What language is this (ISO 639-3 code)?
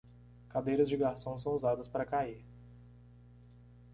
por